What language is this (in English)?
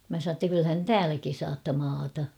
Finnish